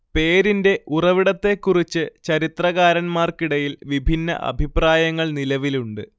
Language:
Malayalam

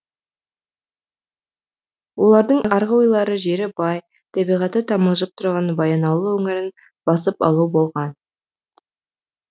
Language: Kazakh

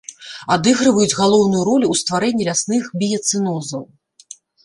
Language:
Belarusian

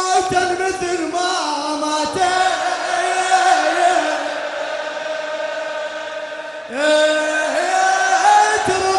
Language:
Arabic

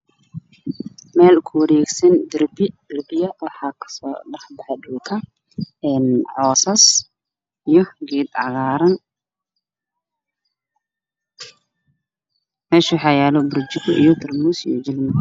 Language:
Somali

